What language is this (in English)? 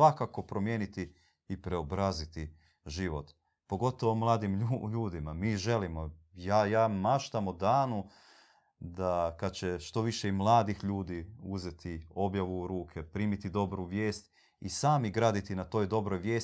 Croatian